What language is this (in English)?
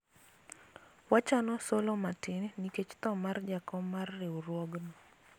Luo (Kenya and Tanzania)